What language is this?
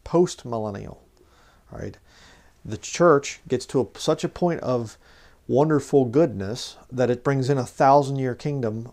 English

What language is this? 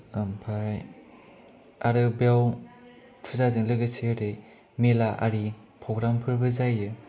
Bodo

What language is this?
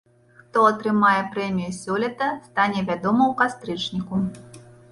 Belarusian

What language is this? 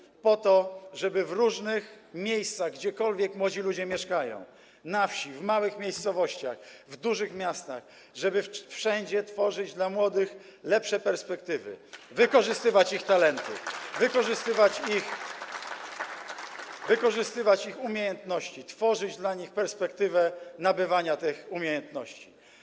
Polish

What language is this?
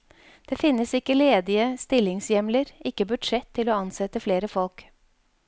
Norwegian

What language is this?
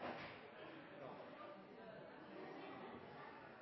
Norwegian Nynorsk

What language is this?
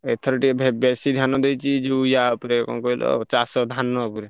Odia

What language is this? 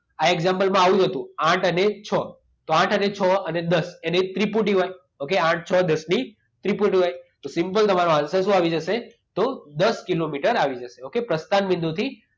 Gujarati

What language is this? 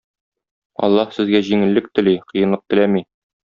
Tatar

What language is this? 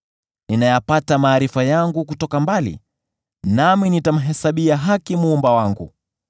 Swahili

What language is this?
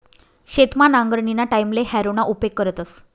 Marathi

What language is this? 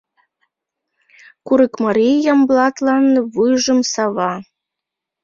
Mari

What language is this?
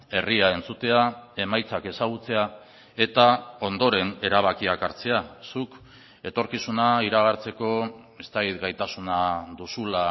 Basque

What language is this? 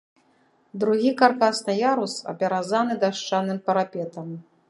Belarusian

